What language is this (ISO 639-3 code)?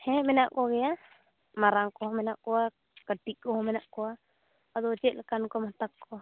sat